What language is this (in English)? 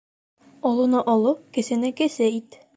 Bashkir